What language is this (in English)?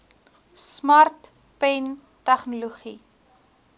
Afrikaans